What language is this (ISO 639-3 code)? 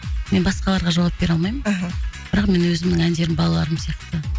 kaz